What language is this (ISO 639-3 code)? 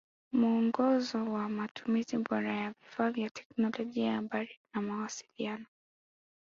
swa